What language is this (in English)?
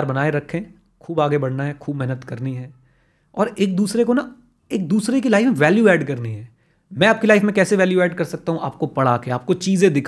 Hindi